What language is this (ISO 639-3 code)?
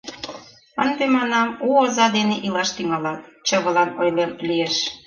chm